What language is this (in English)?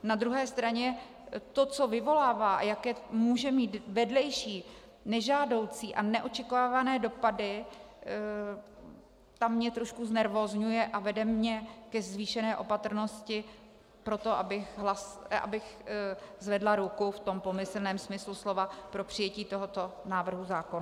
Czech